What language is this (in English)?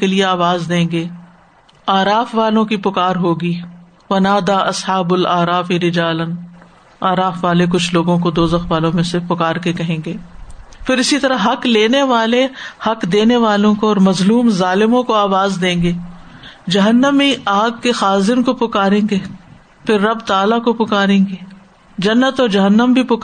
Urdu